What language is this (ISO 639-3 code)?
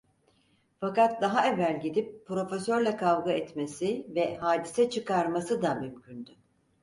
tur